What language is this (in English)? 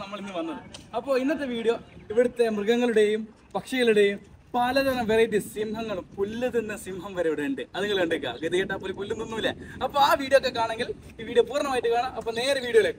Arabic